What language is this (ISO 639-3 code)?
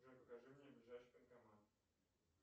rus